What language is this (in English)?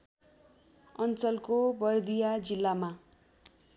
Nepali